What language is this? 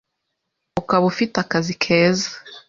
Kinyarwanda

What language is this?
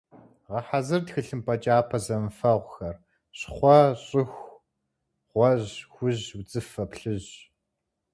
Kabardian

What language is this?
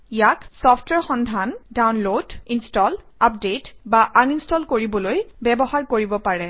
Assamese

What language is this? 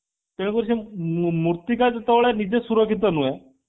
Odia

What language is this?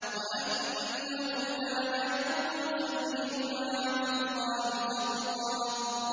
Arabic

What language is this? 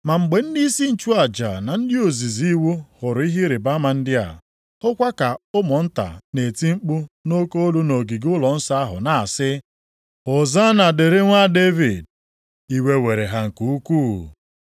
Igbo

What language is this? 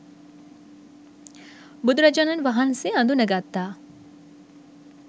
Sinhala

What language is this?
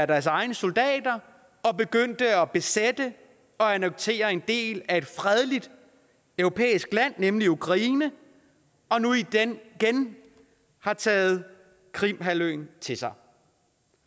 Danish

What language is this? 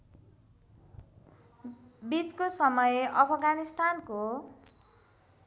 Nepali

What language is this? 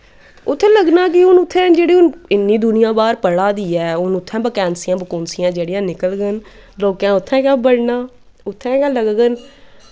Dogri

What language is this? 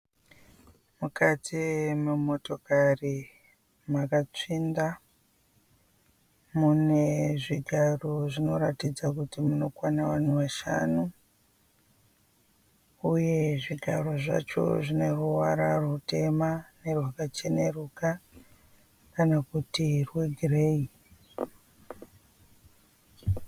Shona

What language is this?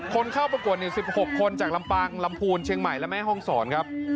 Thai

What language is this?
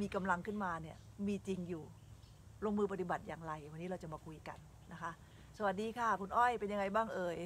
Thai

